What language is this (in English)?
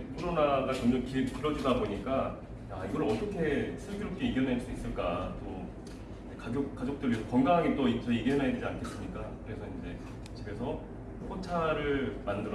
Korean